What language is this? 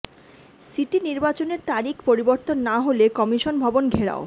Bangla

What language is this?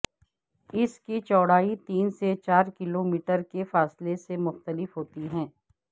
Urdu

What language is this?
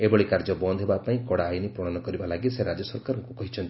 Odia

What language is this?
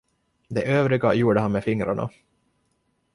Swedish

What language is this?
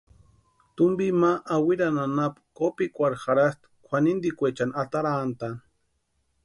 Western Highland Purepecha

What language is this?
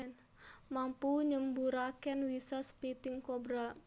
Javanese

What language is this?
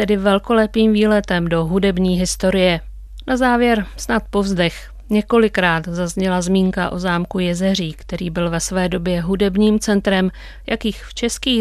Czech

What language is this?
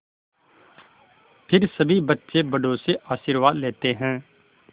Hindi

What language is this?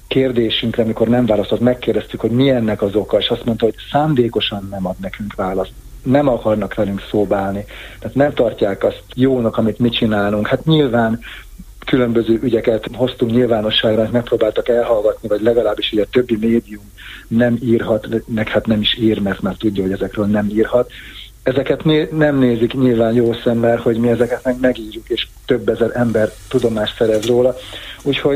Hungarian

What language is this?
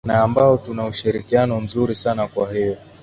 Swahili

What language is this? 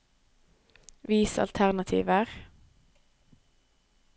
Norwegian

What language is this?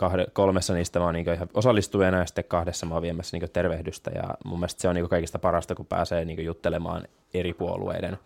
Finnish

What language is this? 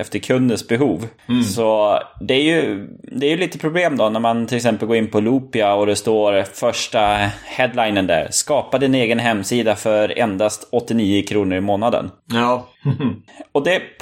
Swedish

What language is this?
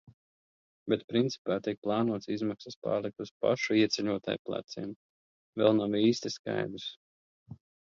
Latvian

